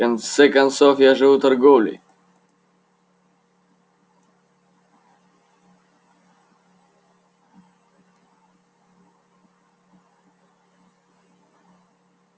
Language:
Russian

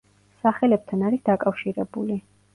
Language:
Georgian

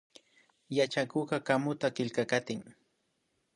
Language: Imbabura Highland Quichua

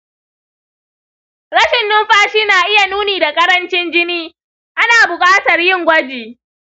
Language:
Hausa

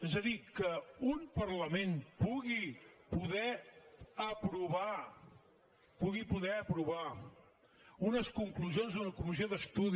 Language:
Catalan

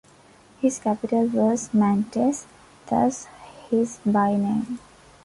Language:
English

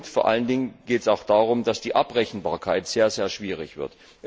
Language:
German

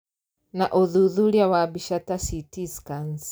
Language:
Kikuyu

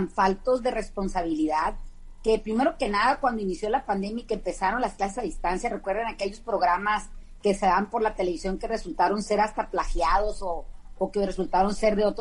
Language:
Spanish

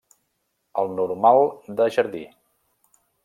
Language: Catalan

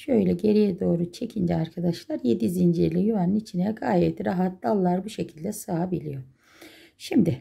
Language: Turkish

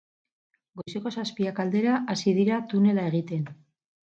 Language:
Basque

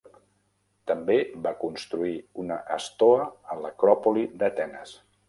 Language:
Catalan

